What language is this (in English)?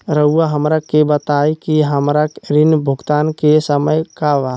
Magahi